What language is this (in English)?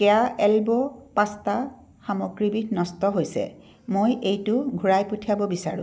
Assamese